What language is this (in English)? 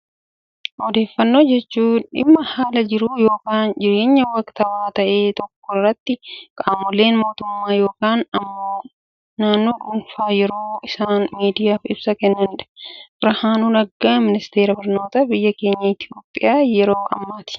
Oromo